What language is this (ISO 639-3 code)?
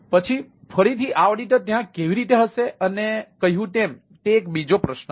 guj